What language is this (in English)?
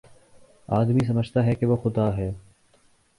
Urdu